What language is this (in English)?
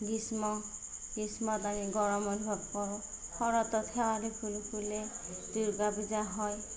Assamese